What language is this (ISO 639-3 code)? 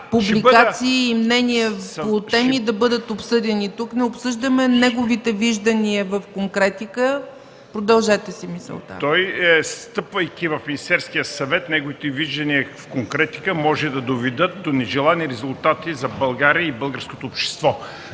bul